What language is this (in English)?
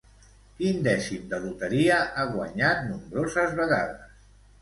Catalan